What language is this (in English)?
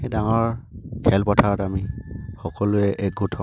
Assamese